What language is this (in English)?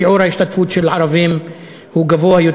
Hebrew